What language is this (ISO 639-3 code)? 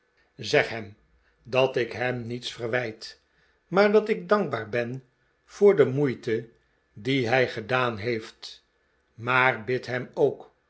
nld